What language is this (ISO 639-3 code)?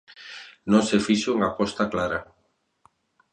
glg